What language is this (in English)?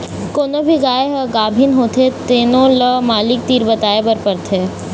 Chhattisgarhi